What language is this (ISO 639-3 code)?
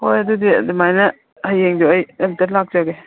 mni